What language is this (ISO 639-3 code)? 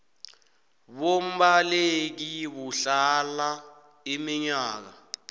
nbl